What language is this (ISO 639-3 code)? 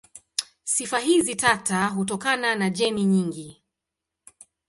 swa